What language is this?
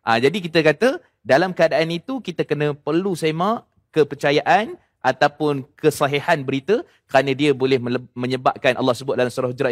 Malay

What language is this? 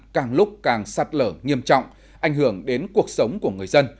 Vietnamese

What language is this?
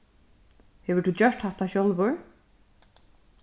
Faroese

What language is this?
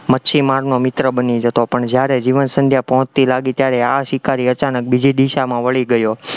Gujarati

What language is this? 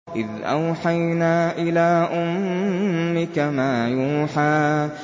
Arabic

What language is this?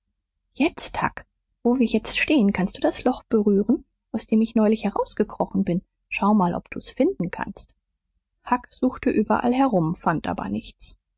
German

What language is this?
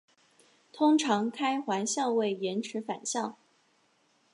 Chinese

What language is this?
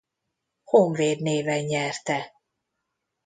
Hungarian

